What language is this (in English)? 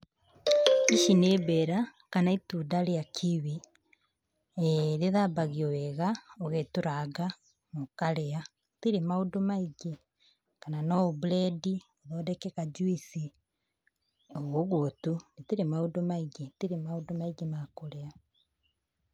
Kikuyu